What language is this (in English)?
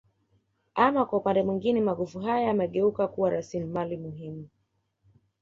Swahili